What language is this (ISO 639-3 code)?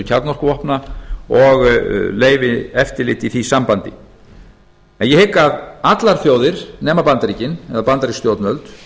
isl